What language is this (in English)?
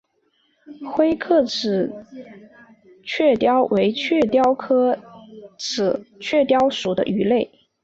Chinese